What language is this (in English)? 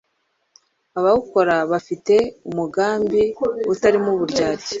Kinyarwanda